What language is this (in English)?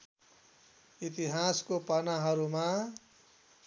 Nepali